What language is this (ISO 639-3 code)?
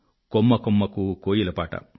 tel